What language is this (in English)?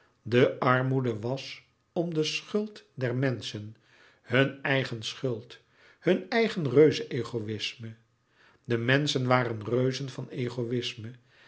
Dutch